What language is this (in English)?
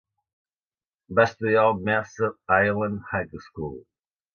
Catalan